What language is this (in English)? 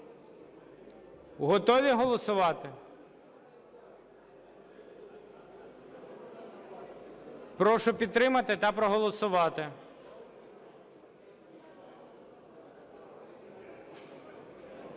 Ukrainian